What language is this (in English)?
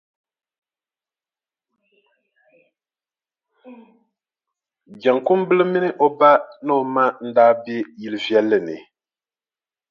Dagbani